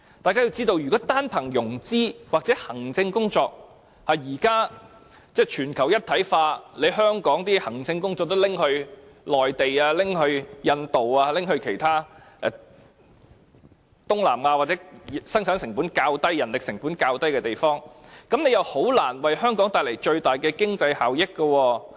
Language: Cantonese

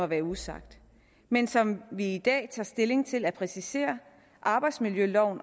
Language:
Danish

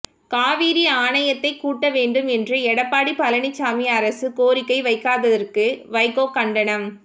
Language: Tamil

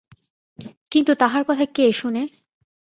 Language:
Bangla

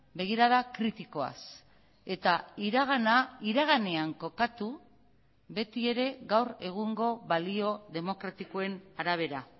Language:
Basque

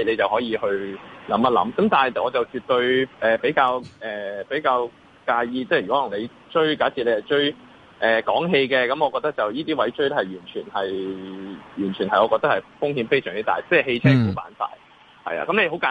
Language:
Chinese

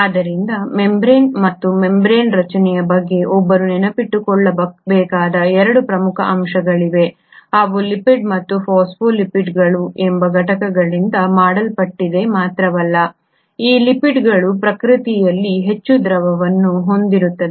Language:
Kannada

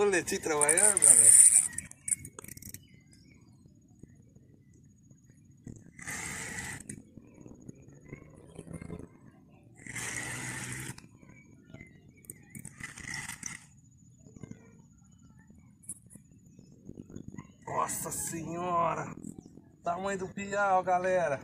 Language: Portuguese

